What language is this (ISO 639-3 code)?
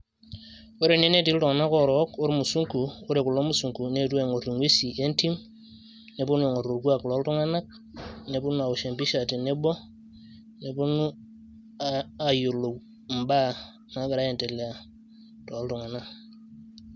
mas